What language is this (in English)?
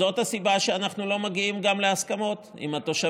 Hebrew